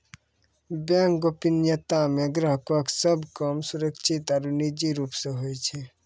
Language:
Maithili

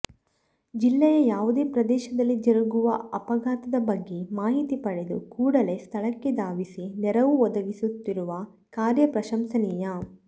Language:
Kannada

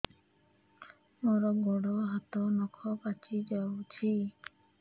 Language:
Odia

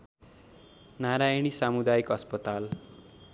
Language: Nepali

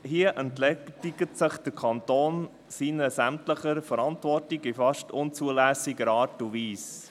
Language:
Swiss German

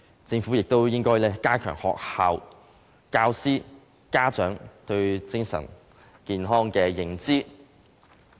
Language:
Cantonese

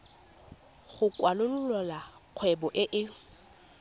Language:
Tswana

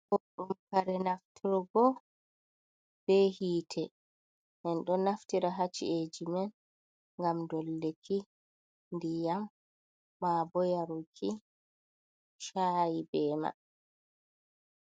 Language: Fula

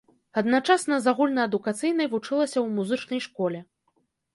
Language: Belarusian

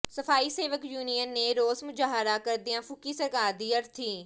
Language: Punjabi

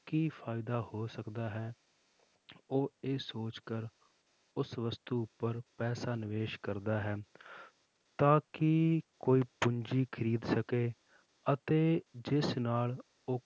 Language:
Punjabi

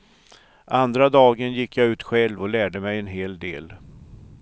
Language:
Swedish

